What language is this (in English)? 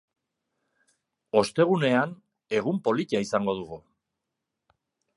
Basque